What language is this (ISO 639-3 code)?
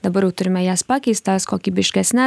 lit